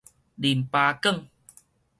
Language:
Min Nan Chinese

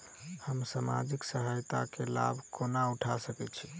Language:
Maithili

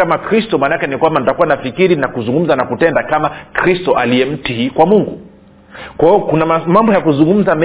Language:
Swahili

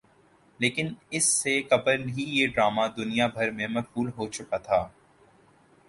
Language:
Urdu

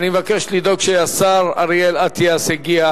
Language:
Hebrew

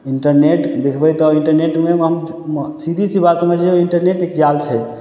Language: Maithili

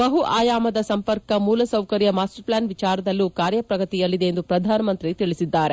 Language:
Kannada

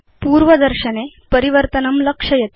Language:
Sanskrit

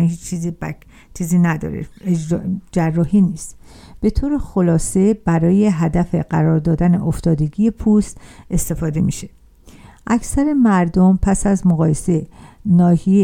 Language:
Persian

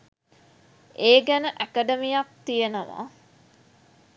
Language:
Sinhala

